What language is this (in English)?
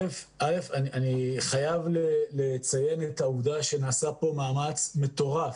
Hebrew